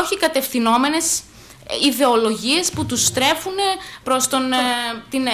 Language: Greek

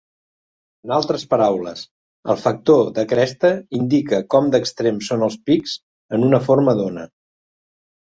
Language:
Catalan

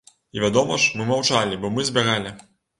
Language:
Belarusian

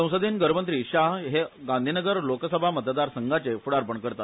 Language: Konkani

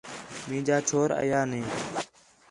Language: Khetrani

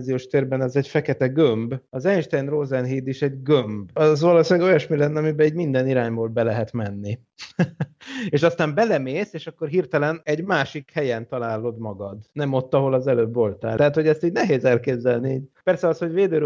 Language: Hungarian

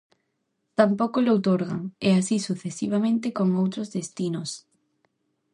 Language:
Galician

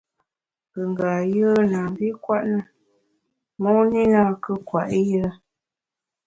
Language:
Bamun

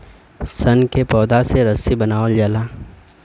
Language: Bhojpuri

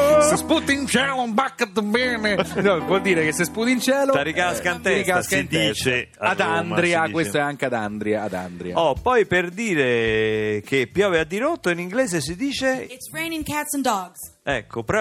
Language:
Italian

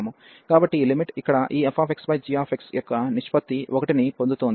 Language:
Telugu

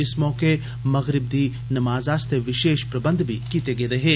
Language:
Dogri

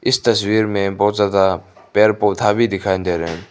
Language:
Hindi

